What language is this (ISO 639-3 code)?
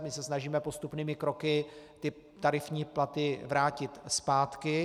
ces